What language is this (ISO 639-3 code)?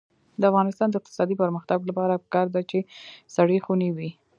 pus